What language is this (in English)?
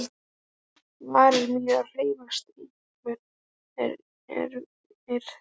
Icelandic